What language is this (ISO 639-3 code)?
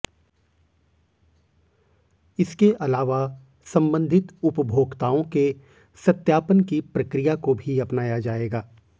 hin